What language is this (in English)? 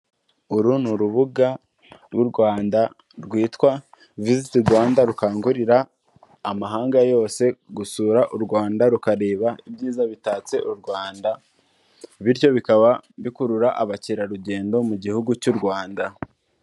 Kinyarwanda